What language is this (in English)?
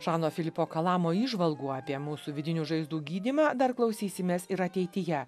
Lithuanian